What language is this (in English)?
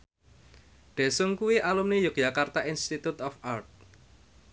Javanese